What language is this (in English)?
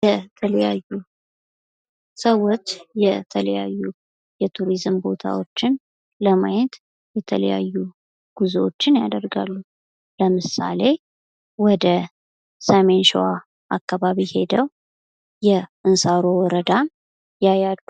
Amharic